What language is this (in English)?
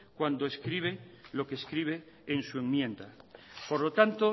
Spanish